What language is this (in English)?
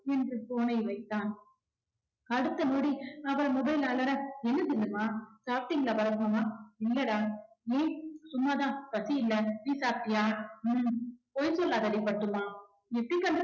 Tamil